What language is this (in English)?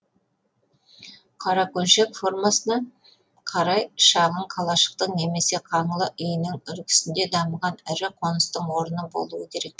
Kazakh